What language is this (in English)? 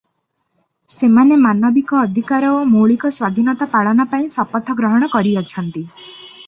Odia